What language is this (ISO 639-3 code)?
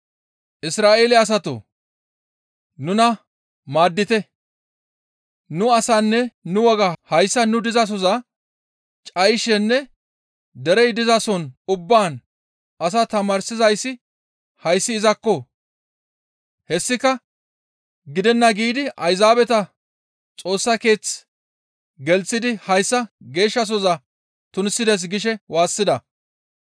gmv